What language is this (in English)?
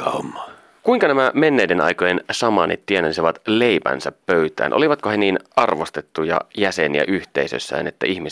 Finnish